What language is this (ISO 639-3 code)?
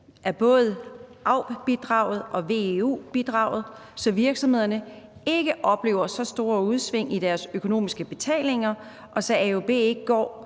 dan